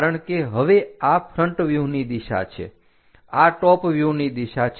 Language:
Gujarati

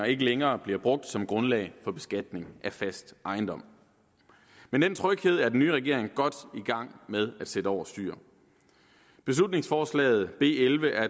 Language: Danish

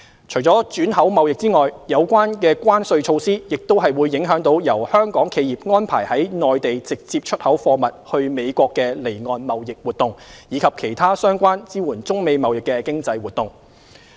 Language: Cantonese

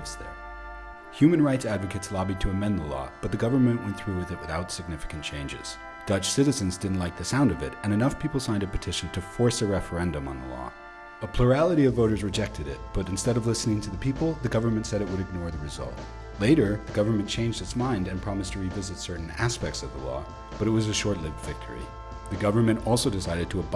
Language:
English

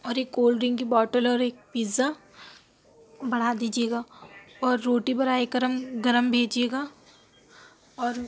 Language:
Urdu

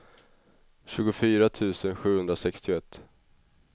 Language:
Swedish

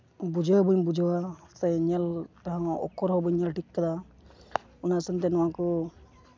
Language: Santali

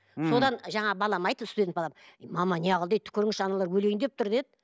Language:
Kazakh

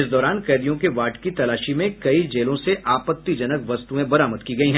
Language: Hindi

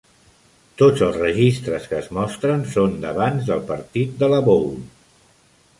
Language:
Catalan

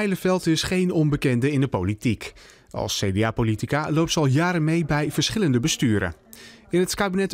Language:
Dutch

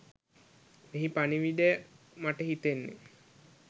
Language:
Sinhala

